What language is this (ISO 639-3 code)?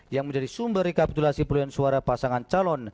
ind